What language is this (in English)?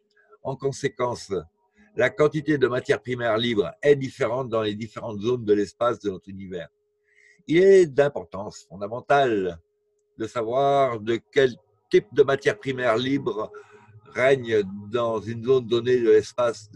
French